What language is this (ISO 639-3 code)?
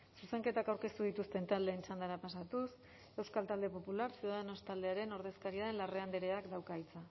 eus